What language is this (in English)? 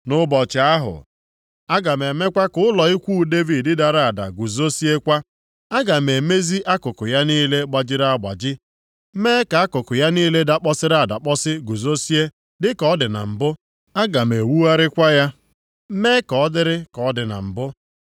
Igbo